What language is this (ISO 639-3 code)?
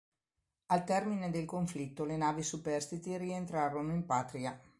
ita